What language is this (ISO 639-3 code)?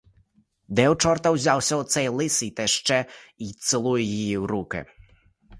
ukr